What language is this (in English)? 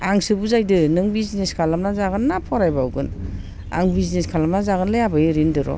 Bodo